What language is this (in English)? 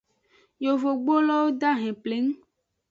Aja (Benin)